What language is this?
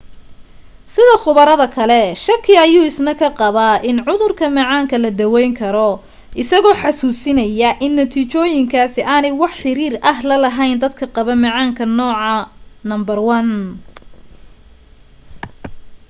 Somali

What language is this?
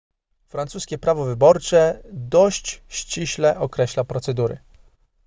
Polish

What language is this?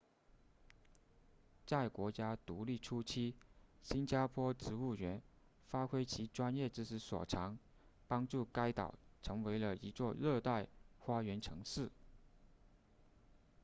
Chinese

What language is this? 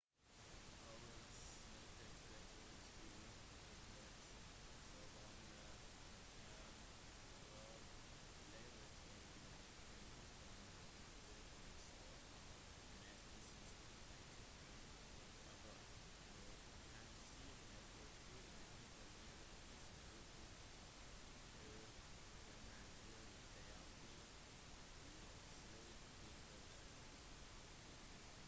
Norwegian Bokmål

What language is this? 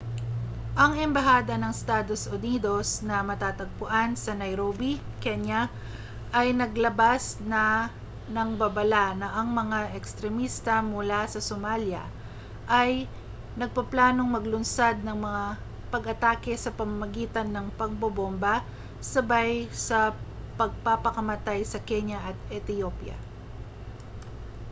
Filipino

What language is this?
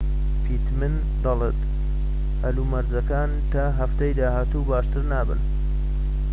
Central Kurdish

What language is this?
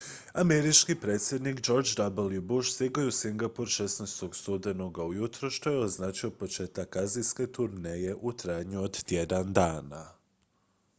Croatian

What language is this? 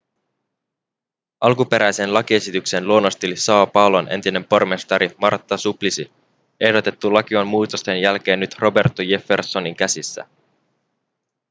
Finnish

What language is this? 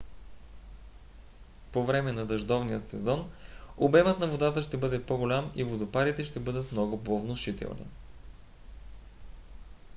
Bulgarian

